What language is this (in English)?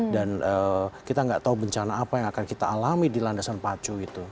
Indonesian